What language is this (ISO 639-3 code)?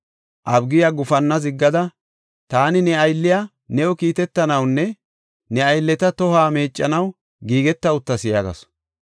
gof